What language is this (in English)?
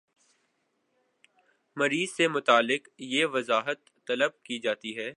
Urdu